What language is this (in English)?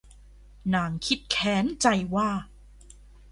Thai